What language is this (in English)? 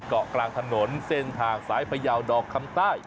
Thai